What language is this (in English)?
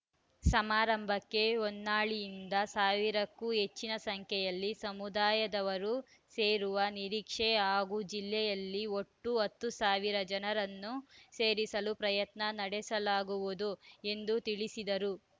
Kannada